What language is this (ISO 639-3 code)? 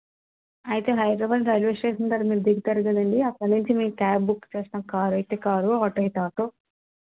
tel